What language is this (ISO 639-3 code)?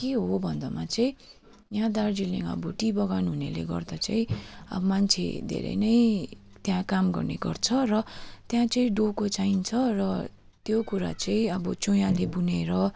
nep